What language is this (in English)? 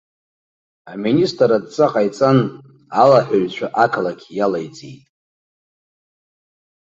Abkhazian